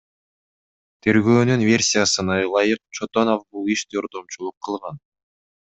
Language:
Kyrgyz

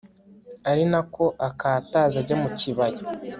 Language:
Kinyarwanda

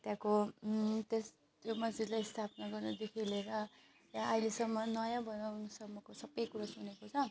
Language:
Nepali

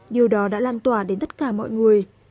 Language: Vietnamese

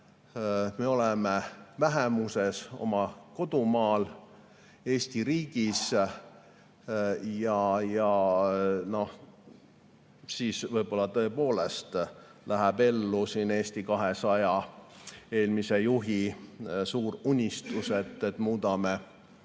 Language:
Estonian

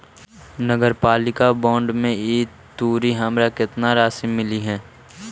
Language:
Magahi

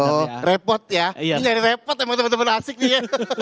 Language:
Indonesian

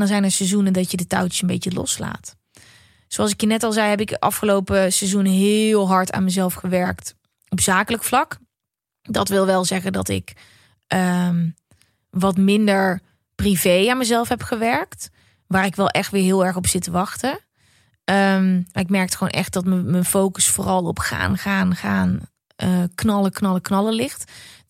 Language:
Dutch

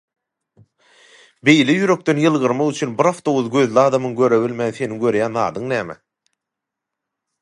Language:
Turkmen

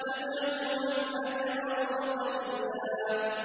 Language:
Arabic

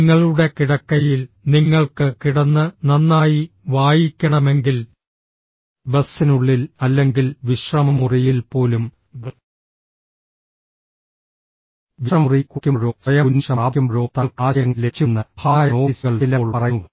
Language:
Malayalam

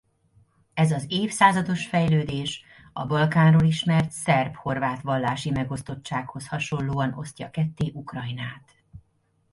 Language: Hungarian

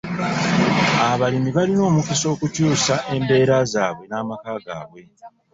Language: Ganda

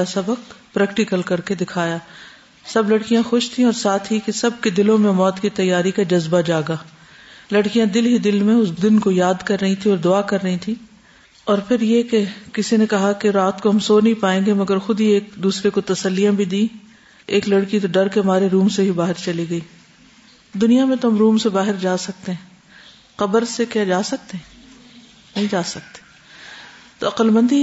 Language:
Urdu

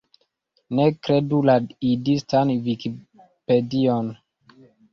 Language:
Esperanto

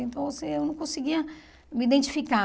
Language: Portuguese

